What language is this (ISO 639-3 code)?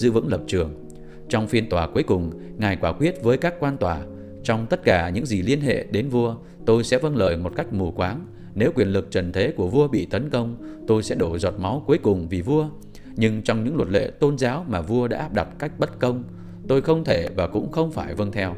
vie